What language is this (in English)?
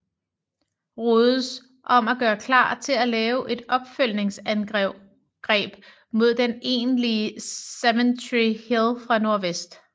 Danish